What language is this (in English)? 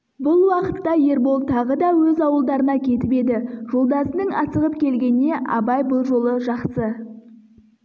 Kazakh